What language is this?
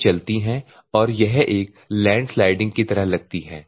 Hindi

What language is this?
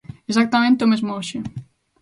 Galician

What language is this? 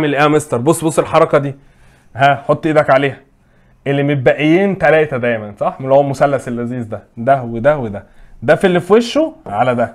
Arabic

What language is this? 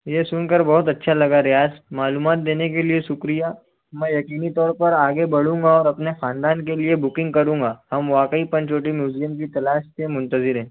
Urdu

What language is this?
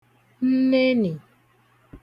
Igbo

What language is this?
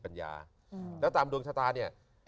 Thai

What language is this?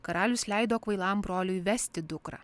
Lithuanian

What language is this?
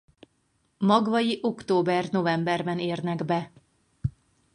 Hungarian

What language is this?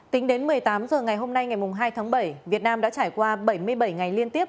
Vietnamese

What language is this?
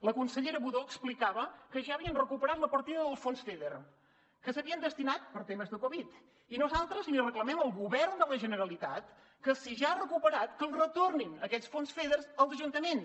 Catalan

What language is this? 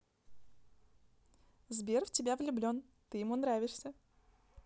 Russian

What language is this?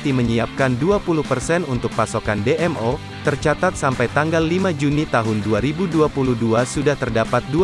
Indonesian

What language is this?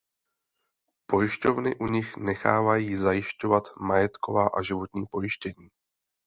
Czech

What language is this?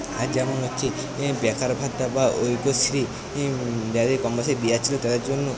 Bangla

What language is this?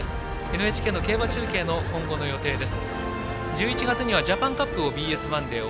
Japanese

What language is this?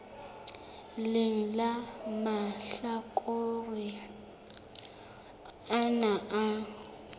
Southern Sotho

